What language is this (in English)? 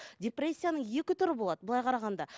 Kazakh